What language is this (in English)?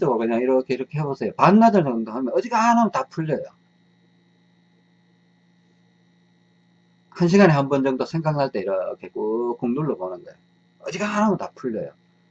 Korean